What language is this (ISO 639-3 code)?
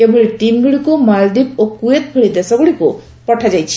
ori